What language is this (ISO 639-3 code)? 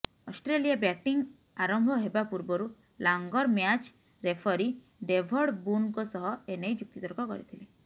ori